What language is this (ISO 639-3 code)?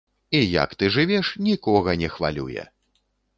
bel